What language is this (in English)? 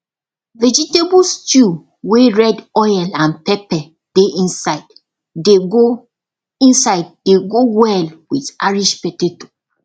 Nigerian Pidgin